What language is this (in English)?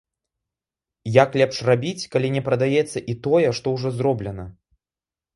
Belarusian